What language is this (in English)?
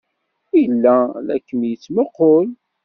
Kabyle